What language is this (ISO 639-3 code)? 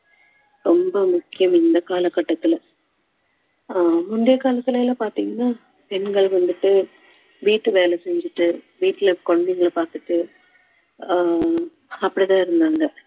tam